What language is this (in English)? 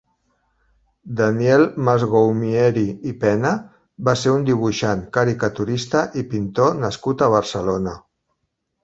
Catalan